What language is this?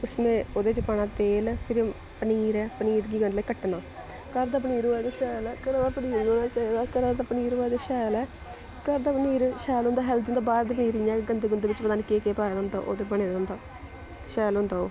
Dogri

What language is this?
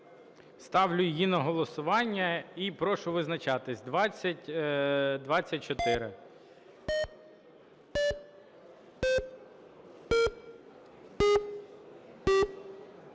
Ukrainian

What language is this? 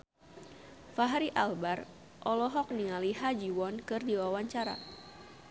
Sundanese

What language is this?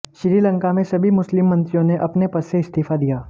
Hindi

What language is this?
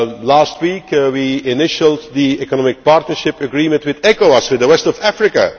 English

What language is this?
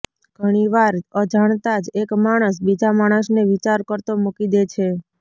Gujarati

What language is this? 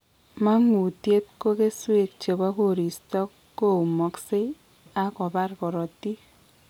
Kalenjin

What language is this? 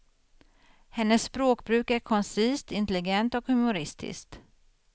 Swedish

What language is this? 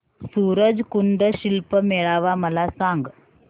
Marathi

